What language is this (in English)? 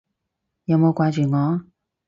Cantonese